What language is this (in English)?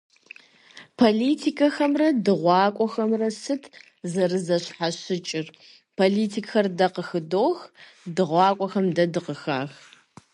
Kabardian